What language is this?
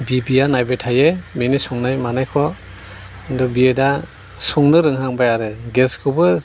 Bodo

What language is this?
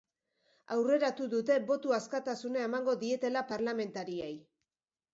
Basque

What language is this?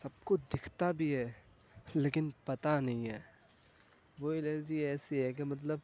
Urdu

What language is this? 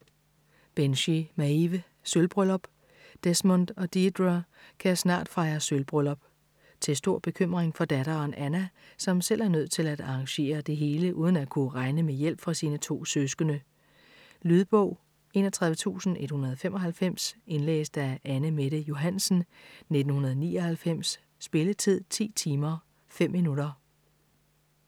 Danish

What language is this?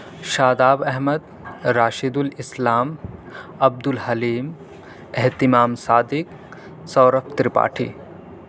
Urdu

